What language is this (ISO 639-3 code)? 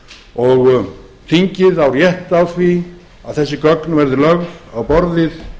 isl